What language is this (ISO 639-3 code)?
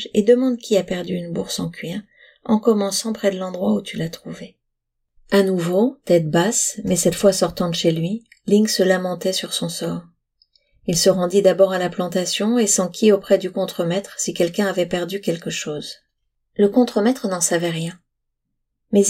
fra